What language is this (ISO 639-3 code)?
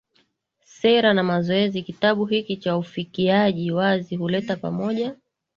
swa